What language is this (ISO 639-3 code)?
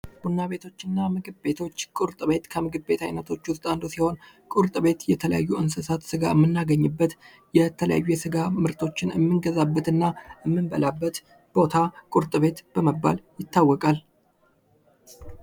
amh